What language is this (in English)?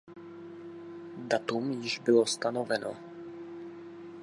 Czech